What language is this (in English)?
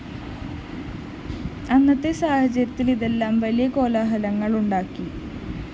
Malayalam